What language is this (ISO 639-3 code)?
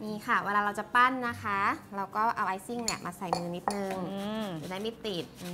tha